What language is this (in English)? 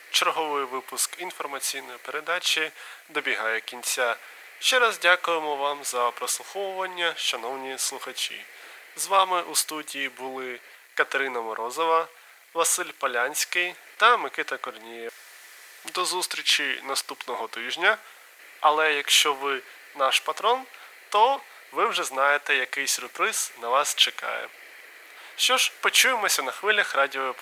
Ukrainian